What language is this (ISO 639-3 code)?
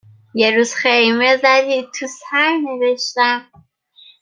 fas